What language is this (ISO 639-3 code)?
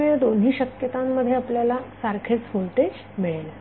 mar